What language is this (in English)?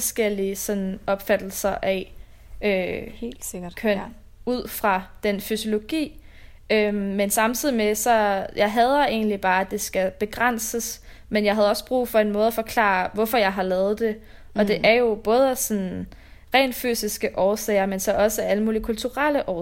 Danish